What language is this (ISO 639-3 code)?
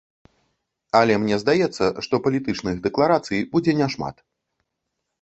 bel